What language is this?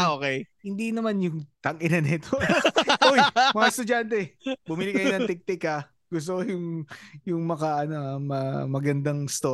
Filipino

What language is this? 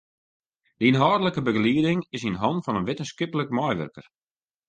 Western Frisian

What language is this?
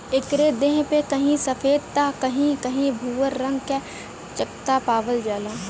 Bhojpuri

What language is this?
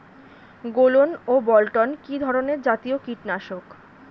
Bangla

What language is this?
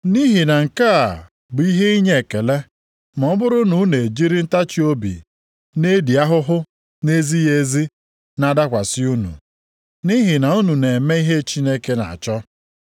Igbo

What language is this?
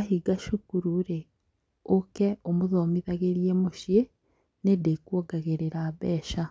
Kikuyu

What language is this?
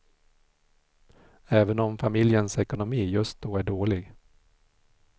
Swedish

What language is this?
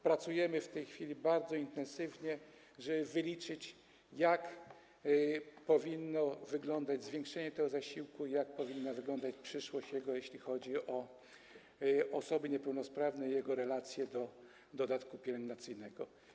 Polish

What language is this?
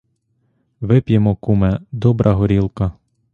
Ukrainian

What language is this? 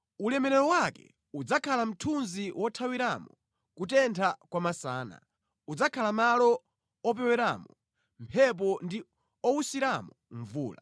Nyanja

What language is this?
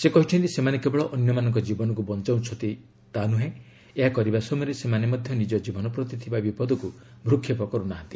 Odia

